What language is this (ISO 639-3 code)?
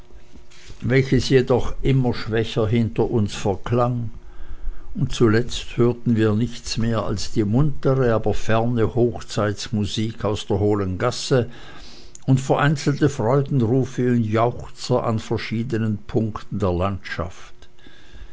deu